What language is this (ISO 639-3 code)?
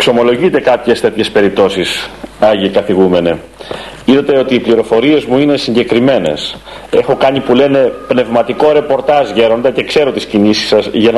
ell